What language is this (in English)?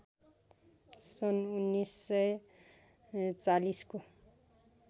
Nepali